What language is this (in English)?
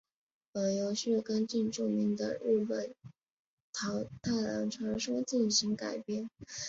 Chinese